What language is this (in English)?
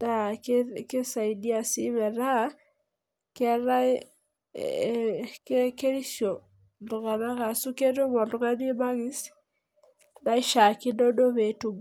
Masai